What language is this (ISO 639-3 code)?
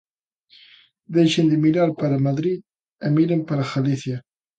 glg